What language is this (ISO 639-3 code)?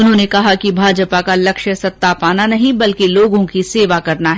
hin